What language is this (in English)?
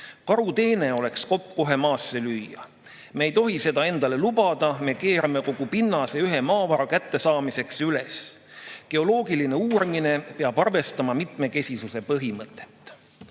Estonian